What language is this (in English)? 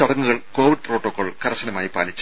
Malayalam